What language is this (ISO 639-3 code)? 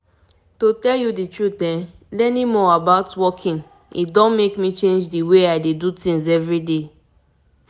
pcm